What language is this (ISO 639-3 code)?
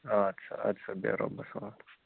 kas